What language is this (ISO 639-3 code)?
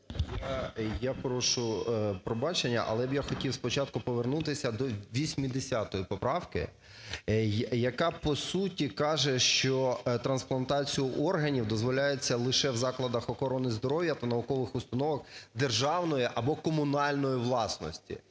ukr